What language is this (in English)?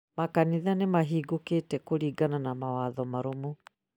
Kikuyu